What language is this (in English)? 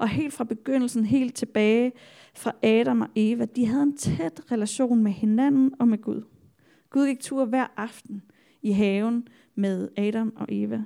Danish